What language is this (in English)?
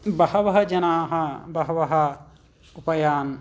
Sanskrit